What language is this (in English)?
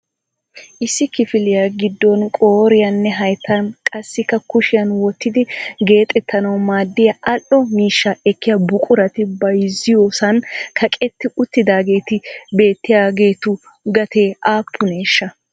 Wolaytta